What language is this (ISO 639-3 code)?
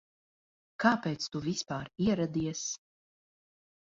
lav